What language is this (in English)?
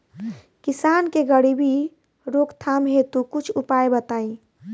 Bhojpuri